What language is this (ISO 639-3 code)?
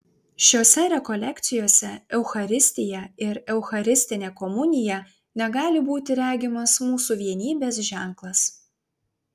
lit